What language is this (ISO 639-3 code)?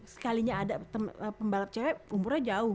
ind